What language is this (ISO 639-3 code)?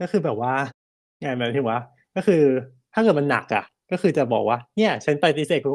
tha